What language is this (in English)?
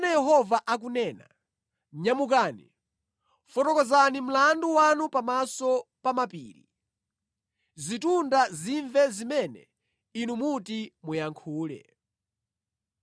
Nyanja